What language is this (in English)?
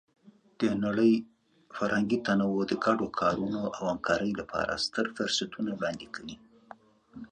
Pashto